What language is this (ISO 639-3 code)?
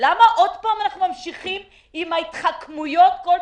heb